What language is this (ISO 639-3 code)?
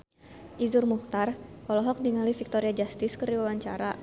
sun